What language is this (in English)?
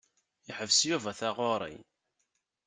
Kabyle